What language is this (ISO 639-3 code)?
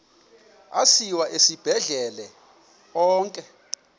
xho